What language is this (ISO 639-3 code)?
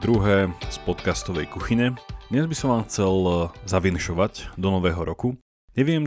slk